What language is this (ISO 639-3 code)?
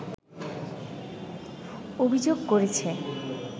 ben